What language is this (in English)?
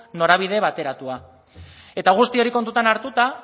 Basque